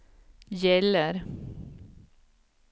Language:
Swedish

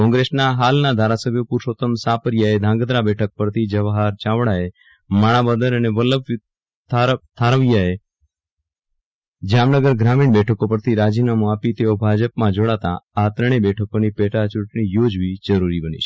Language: Gujarati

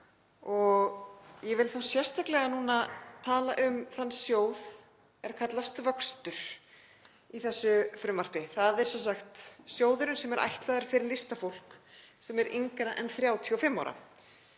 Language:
Icelandic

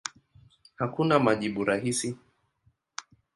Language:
Swahili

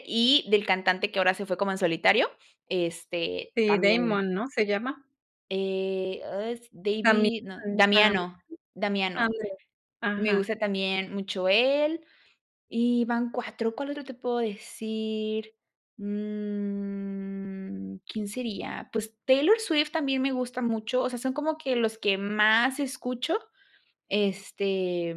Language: Spanish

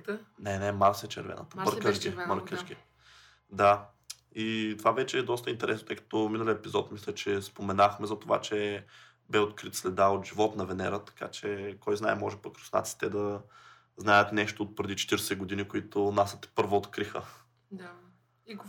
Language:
Bulgarian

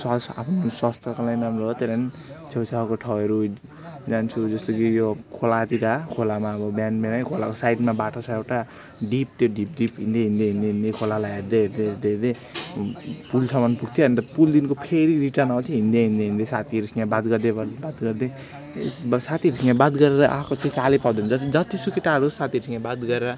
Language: Nepali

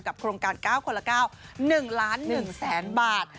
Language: Thai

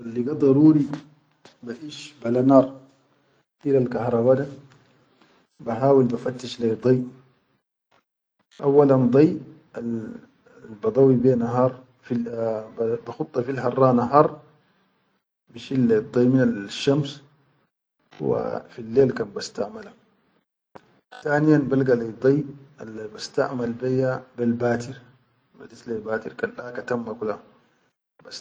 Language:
Chadian Arabic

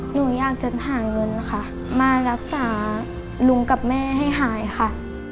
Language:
Thai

